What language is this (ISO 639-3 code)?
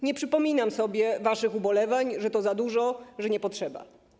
pol